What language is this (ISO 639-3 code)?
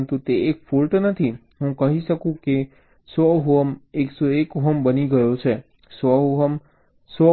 guj